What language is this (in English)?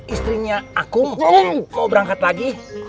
Indonesian